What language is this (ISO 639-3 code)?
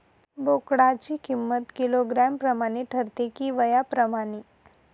mar